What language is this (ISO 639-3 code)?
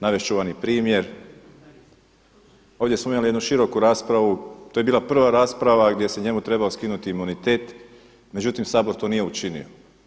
hrv